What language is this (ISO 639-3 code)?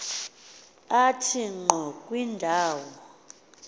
xho